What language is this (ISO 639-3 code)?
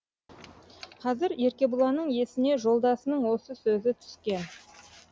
kaz